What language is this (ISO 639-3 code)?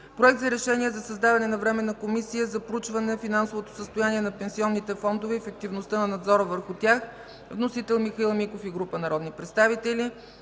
bul